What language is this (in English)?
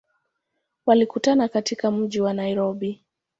Swahili